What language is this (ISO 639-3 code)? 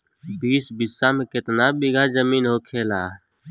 bho